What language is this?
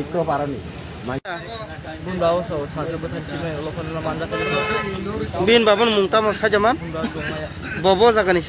Indonesian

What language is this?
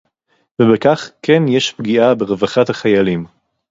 Hebrew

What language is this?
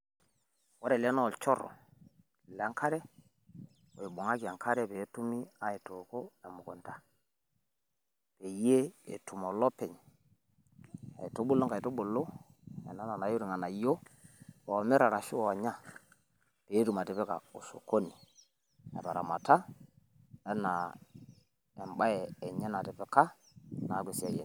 Masai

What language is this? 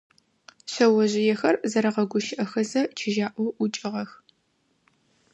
Adyghe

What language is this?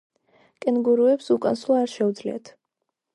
Georgian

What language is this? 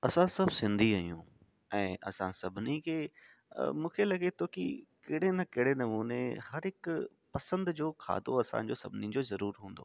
Sindhi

